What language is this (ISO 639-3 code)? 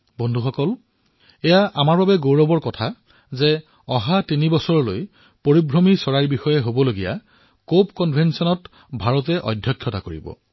asm